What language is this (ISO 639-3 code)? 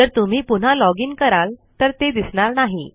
mar